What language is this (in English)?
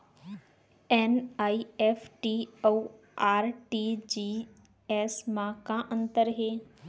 Chhattisgarhi